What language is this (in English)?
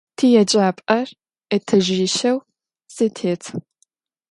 Adyghe